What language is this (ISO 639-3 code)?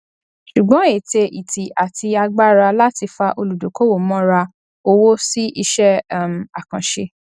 yor